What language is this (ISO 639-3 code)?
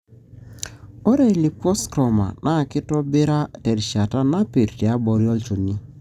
mas